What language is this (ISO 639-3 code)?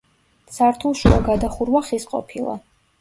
kat